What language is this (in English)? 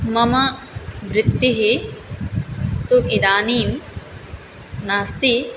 Sanskrit